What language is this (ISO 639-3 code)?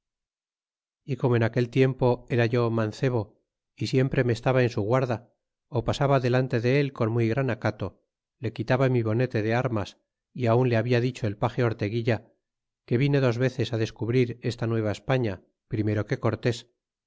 spa